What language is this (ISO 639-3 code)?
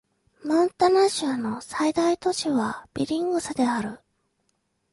jpn